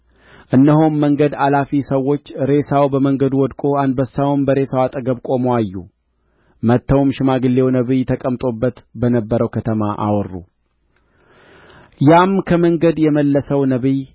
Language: Amharic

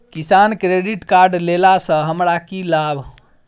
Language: Maithili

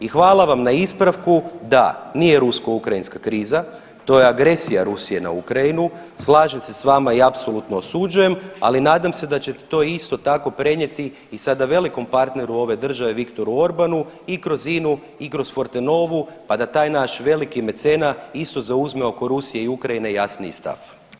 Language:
Croatian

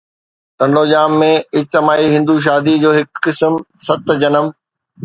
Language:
Sindhi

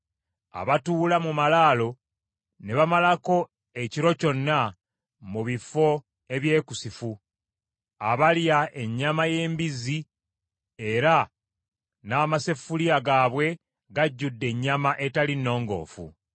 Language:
Ganda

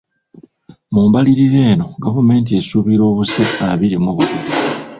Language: Ganda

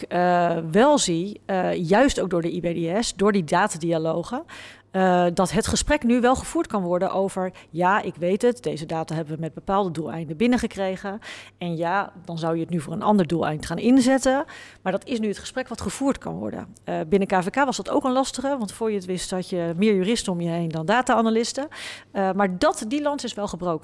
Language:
Dutch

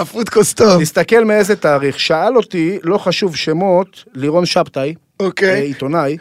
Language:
Hebrew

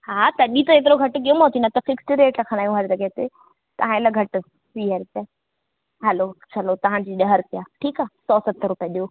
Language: Sindhi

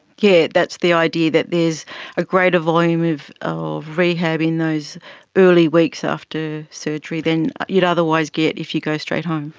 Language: English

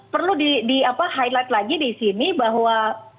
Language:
Indonesian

